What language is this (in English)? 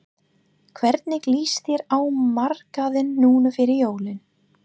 Icelandic